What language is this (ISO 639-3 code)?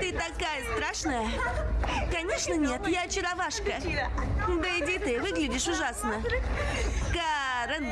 rus